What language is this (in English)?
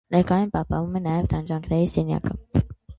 Armenian